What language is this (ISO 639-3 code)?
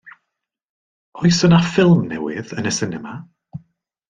cym